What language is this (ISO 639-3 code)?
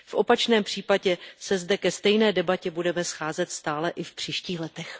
ces